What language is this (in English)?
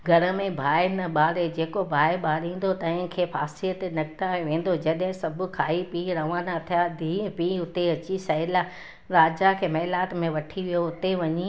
Sindhi